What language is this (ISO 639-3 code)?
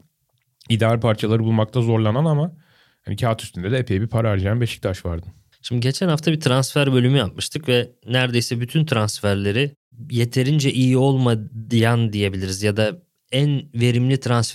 tur